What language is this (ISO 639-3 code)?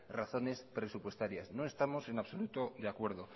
spa